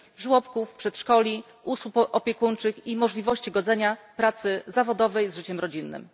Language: Polish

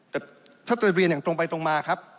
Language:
Thai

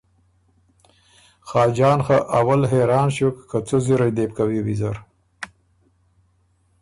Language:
Ormuri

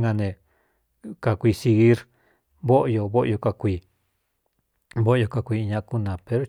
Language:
Cuyamecalco Mixtec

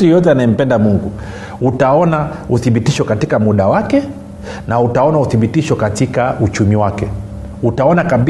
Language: Swahili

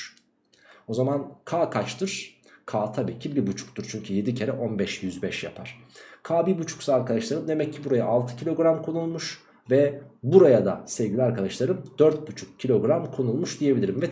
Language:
Turkish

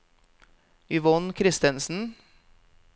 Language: Norwegian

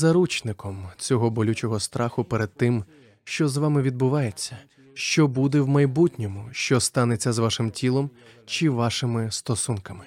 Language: Ukrainian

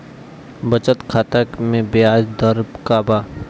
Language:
Bhojpuri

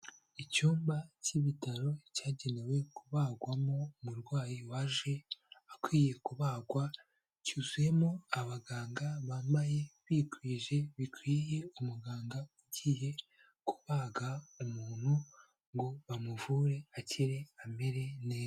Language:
Kinyarwanda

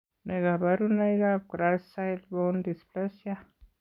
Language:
Kalenjin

